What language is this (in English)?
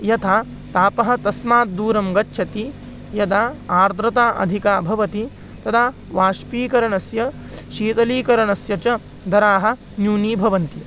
Sanskrit